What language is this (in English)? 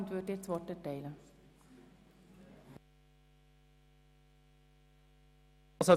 Swiss German